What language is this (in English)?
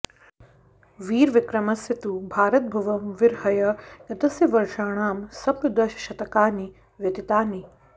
Sanskrit